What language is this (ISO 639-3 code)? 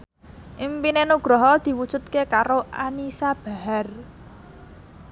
jav